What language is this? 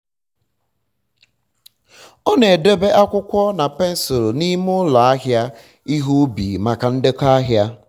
Igbo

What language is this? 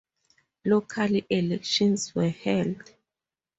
English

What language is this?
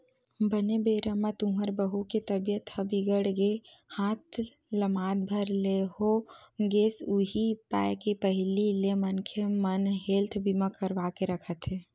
Chhattisgarhi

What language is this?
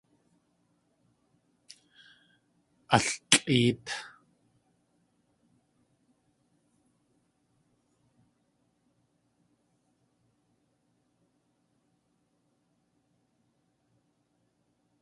Tlingit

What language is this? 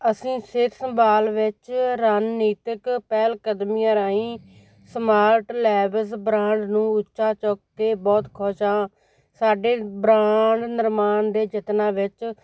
Punjabi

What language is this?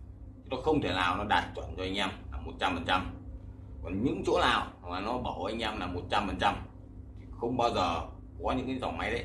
Vietnamese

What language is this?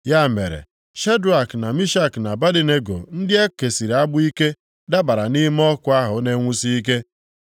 Igbo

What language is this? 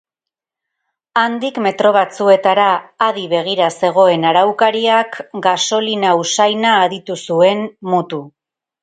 Basque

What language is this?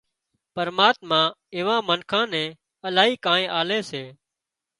Wadiyara Koli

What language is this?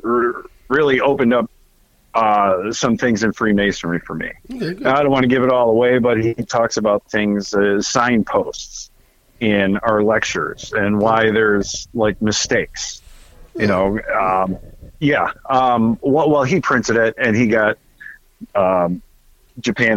English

